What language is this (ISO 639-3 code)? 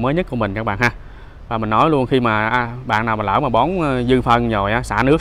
vie